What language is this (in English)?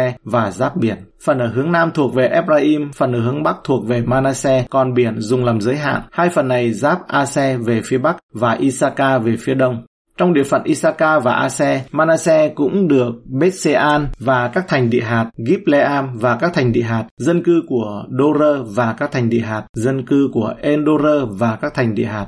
Vietnamese